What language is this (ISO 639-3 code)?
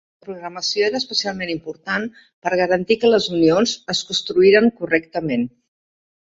cat